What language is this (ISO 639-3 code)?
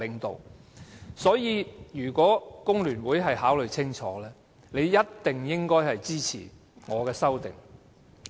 yue